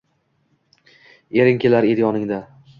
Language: Uzbek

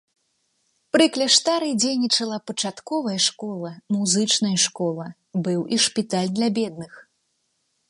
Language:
Belarusian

